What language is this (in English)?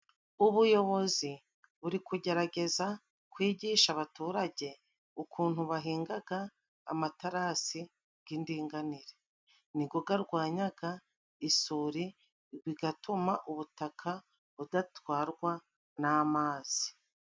Kinyarwanda